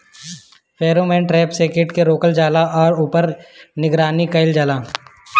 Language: Bhojpuri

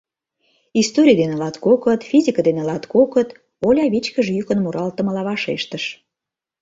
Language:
Mari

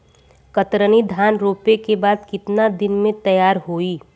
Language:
Bhojpuri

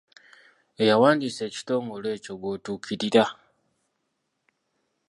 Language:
Ganda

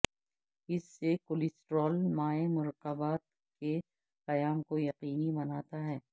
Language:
Urdu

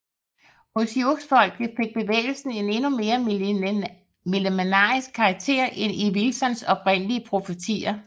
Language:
Danish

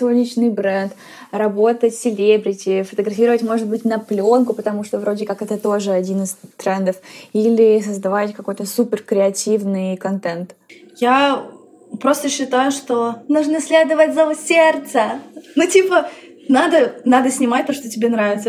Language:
Russian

